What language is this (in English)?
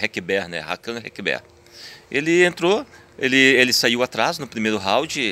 Portuguese